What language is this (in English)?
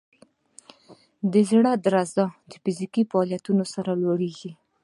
Pashto